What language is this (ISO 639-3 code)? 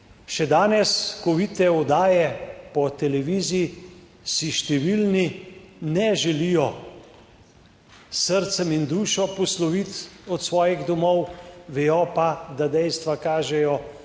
slv